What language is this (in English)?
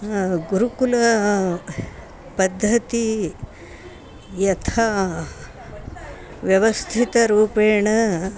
Sanskrit